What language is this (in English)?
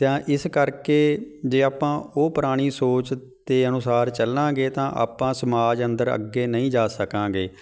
Punjabi